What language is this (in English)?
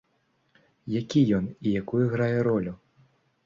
Belarusian